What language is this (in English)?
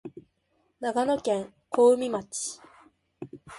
Japanese